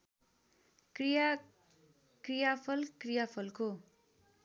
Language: Nepali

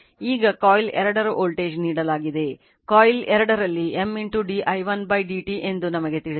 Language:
Kannada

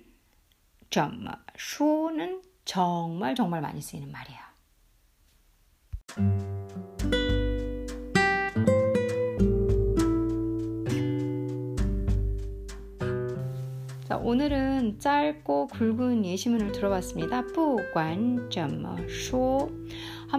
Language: Korean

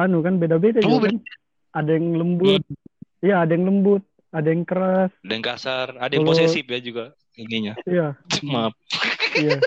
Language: Indonesian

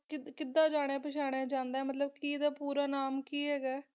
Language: Punjabi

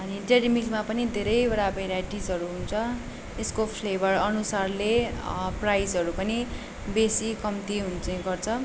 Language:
Nepali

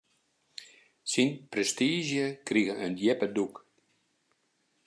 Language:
Western Frisian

